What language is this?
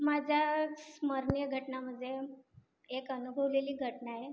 Marathi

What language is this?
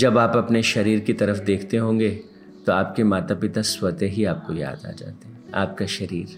Hindi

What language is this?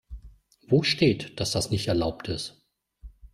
German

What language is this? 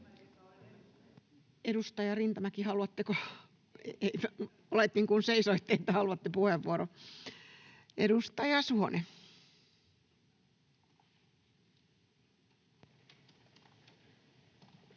Finnish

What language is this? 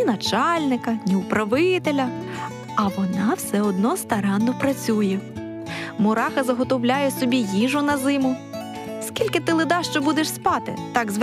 Ukrainian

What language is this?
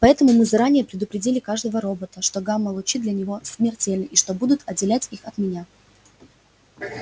Russian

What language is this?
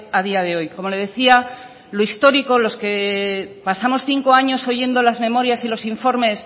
Spanish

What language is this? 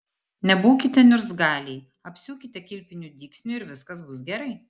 Lithuanian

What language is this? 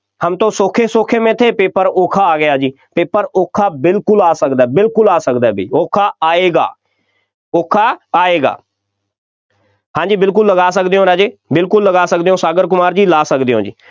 Punjabi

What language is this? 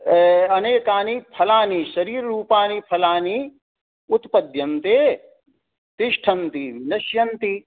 Sanskrit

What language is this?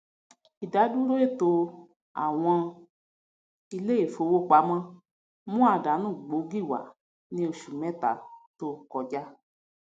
Yoruba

